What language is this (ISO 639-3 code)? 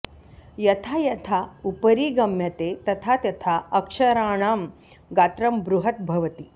san